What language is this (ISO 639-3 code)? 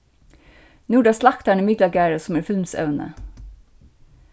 fao